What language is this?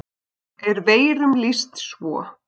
Icelandic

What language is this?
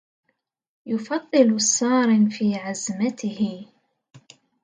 Arabic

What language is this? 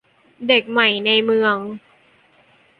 Thai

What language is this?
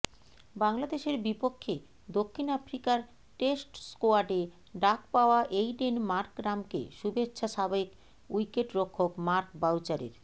Bangla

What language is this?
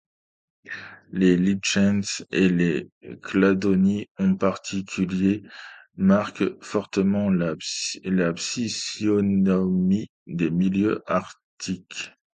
French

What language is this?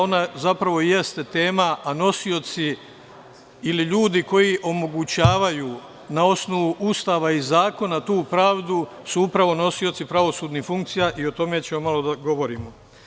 Serbian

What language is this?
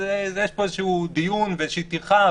Hebrew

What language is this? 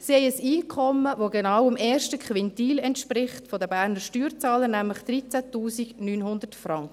Swiss German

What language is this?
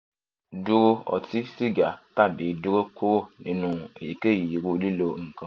Yoruba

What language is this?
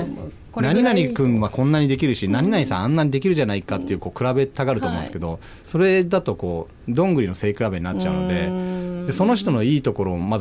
Japanese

